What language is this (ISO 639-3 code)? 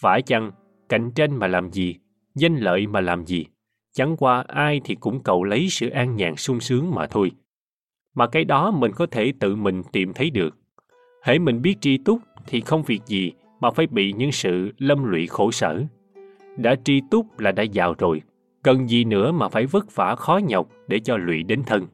vie